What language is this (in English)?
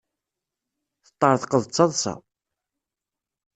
Kabyle